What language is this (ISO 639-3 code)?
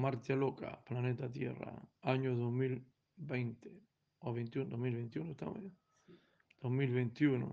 spa